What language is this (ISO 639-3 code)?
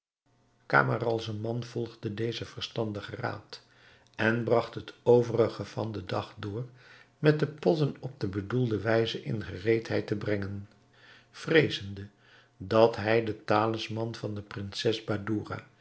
nld